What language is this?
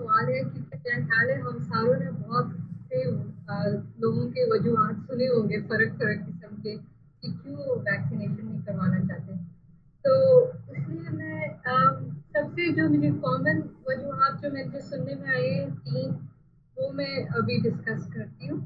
Hindi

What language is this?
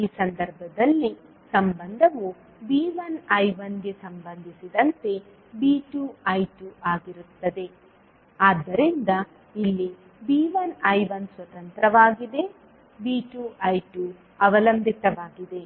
Kannada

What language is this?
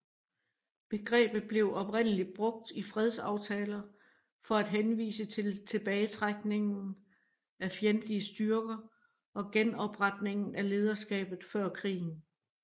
Danish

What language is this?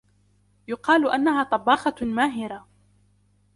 Arabic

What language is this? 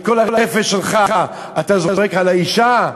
Hebrew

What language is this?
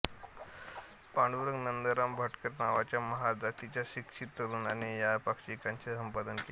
Marathi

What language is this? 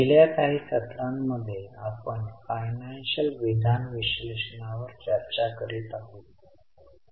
Marathi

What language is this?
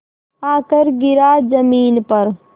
Hindi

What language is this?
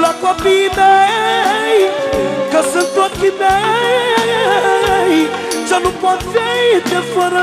Romanian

